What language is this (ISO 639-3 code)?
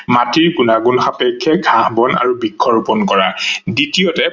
asm